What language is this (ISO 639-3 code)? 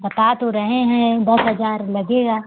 hin